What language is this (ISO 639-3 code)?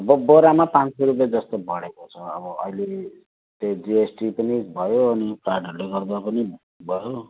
nep